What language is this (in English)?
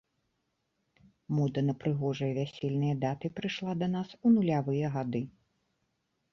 Belarusian